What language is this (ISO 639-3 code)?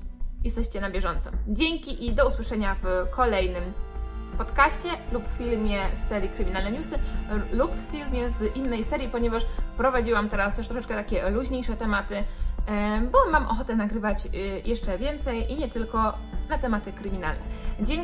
pol